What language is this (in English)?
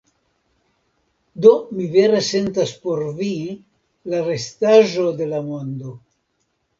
Esperanto